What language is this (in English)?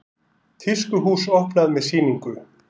Icelandic